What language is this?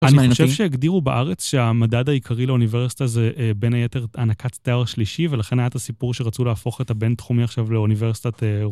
Hebrew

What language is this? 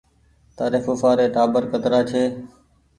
Goaria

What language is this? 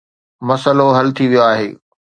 Sindhi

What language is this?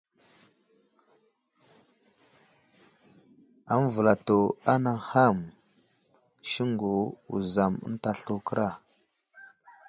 Wuzlam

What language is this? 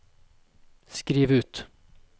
Norwegian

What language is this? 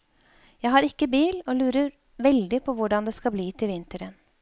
Norwegian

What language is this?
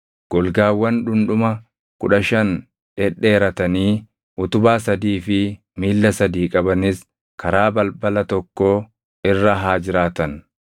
Oromo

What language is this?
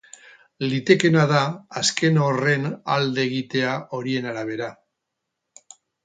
Basque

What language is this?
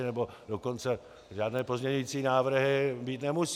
Czech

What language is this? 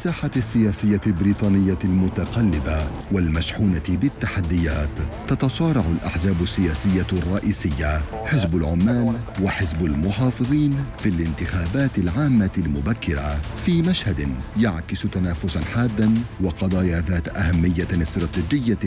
Arabic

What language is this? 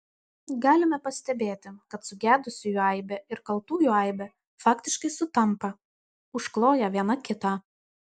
Lithuanian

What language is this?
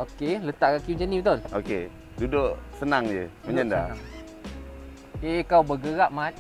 Malay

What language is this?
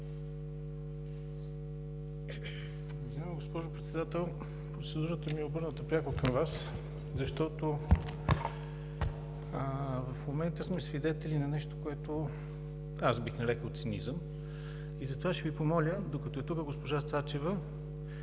Bulgarian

